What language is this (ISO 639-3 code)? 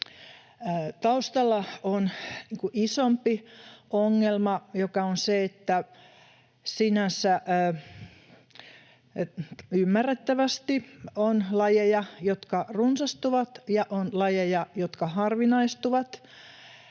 fin